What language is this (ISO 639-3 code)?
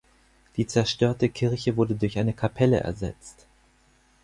deu